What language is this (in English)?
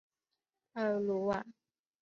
Chinese